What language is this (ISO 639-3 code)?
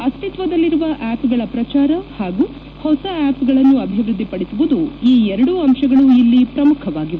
kan